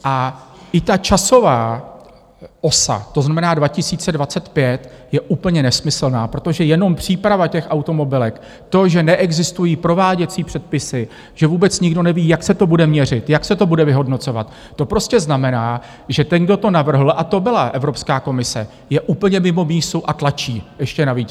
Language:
Czech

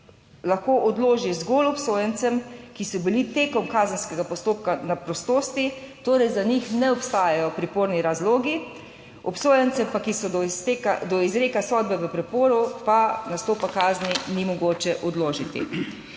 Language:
Slovenian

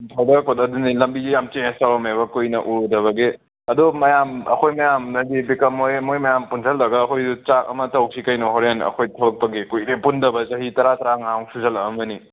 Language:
Manipuri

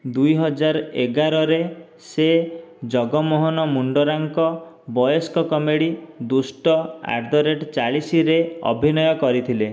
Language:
Odia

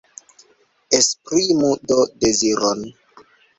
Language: Esperanto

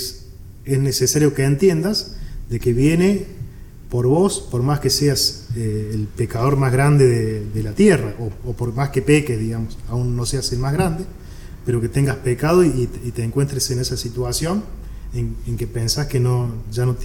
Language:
Spanish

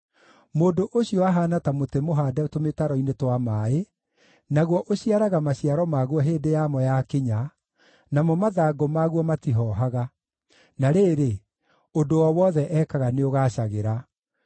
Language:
Kikuyu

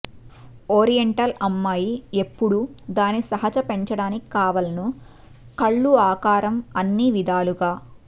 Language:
Telugu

